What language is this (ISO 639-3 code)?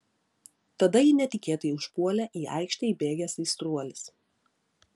lit